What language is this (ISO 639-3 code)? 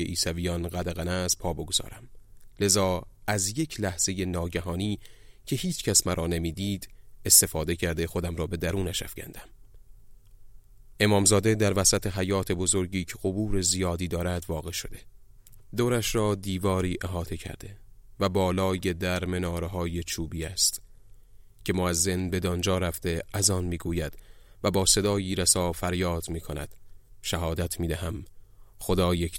fas